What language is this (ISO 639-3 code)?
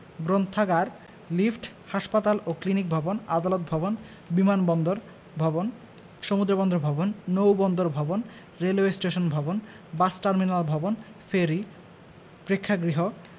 ben